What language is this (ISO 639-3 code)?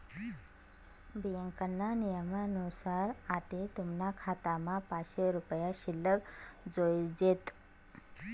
mar